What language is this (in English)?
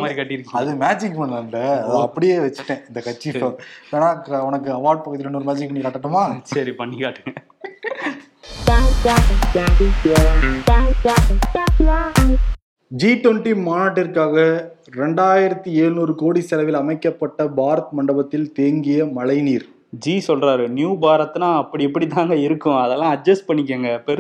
Tamil